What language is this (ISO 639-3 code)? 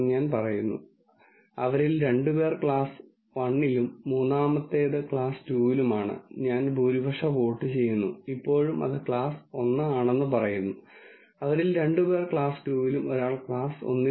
mal